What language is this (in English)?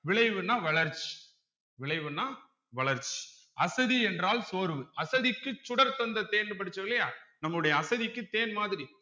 Tamil